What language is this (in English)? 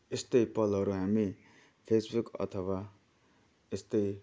Nepali